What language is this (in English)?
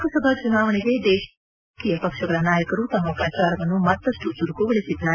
Kannada